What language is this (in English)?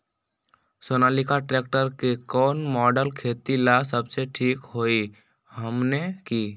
Magahi